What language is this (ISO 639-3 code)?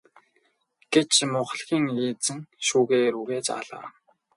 mon